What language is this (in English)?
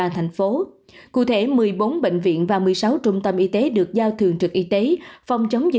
Vietnamese